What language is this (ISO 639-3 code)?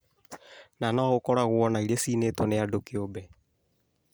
kik